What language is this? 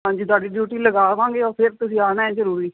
Punjabi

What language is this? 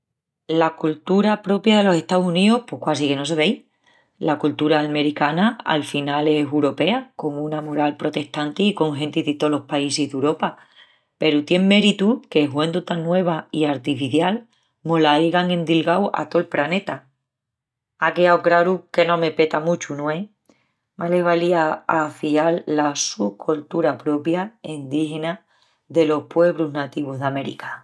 Extremaduran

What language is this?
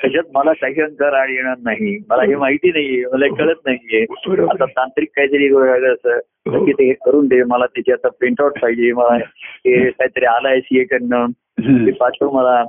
Marathi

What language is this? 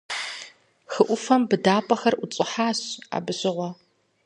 Kabardian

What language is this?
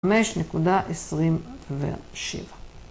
Hebrew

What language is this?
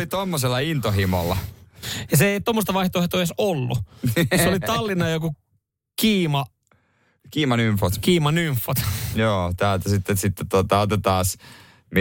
Finnish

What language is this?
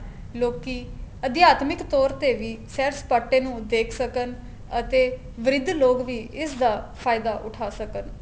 Punjabi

